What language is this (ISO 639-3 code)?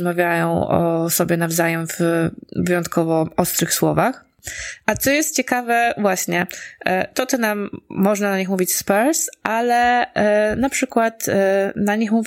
pol